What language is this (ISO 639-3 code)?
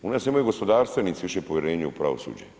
hrv